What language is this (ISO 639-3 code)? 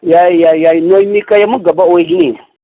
mni